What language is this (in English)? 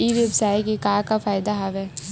Chhattisgarhi